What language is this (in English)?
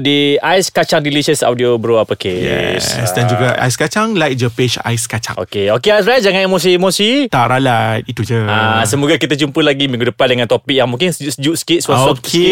Malay